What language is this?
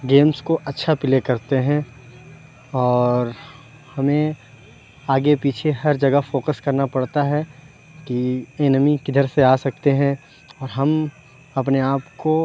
Urdu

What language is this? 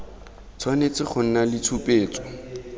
Tswana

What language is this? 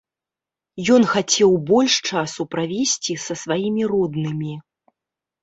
Belarusian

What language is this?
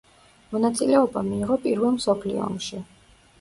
Georgian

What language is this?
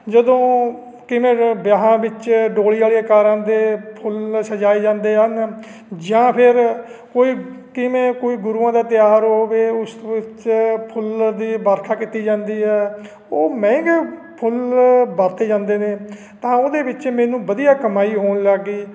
Punjabi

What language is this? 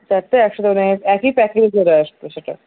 Bangla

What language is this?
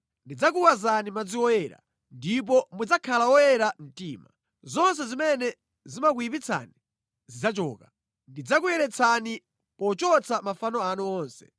Nyanja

